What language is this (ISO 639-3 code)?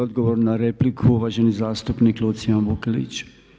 hrv